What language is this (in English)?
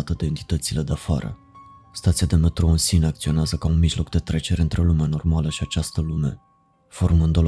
Romanian